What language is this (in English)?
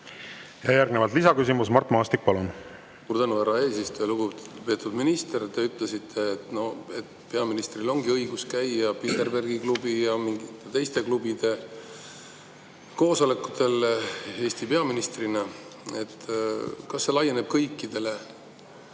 Estonian